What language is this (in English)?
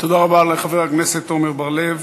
Hebrew